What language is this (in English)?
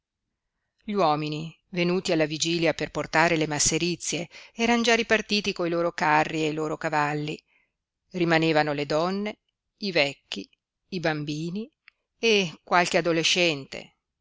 Italian